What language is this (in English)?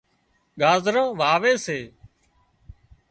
Wadiyara Koli